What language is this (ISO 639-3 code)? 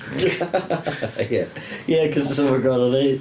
cym